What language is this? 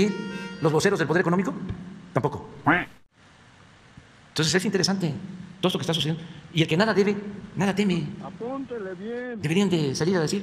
Spanish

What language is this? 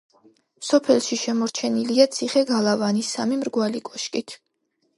Georgian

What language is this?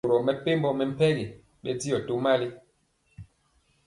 Mpiemo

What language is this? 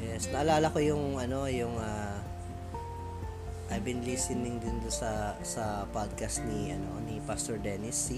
Filipino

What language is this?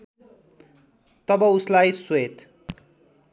Nepali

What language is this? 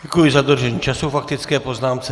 Czech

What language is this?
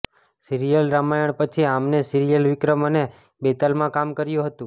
Gujarati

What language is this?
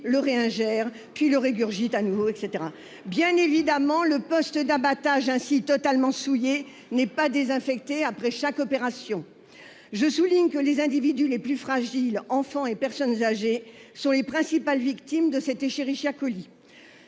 French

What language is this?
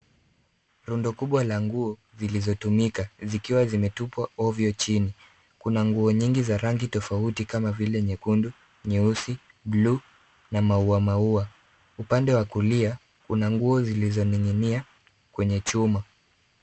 Swahili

